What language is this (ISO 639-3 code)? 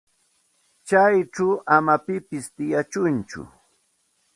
qxt